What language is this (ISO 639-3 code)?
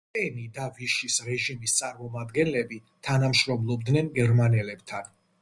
kat